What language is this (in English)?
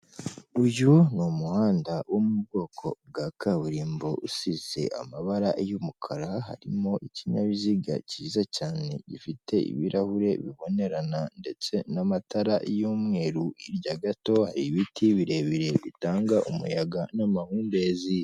Kinyarwanda